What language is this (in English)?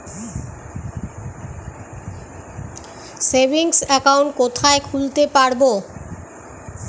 Bangla